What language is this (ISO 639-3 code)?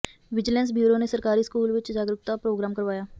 pan